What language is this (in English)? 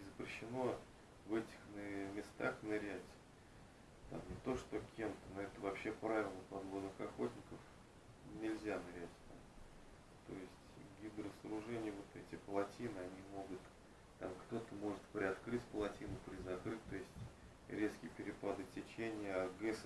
Russian